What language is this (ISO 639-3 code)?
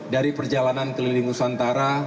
ind